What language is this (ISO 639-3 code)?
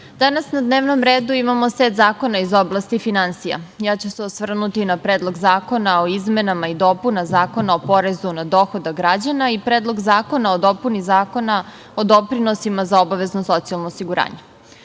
srp